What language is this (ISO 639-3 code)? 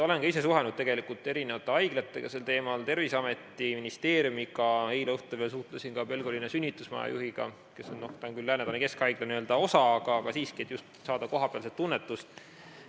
est